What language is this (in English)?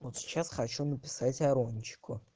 Russian